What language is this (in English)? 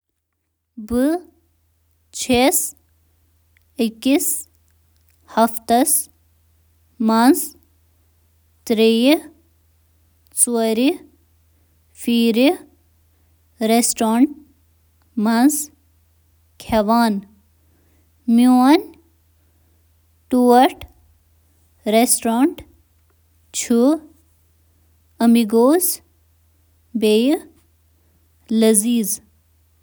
Kashmiri